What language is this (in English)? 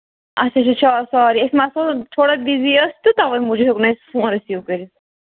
Kashmiri